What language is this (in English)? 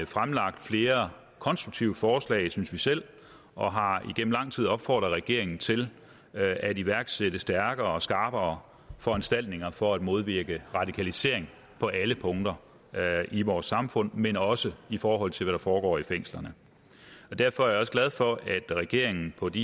Danish